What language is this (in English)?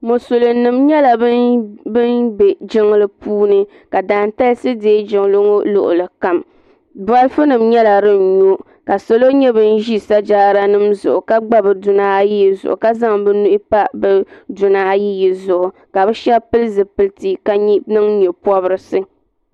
Dagbani